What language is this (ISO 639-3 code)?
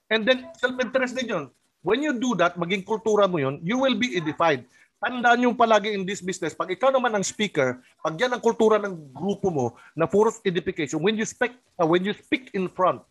fil